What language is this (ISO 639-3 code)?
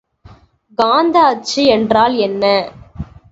tam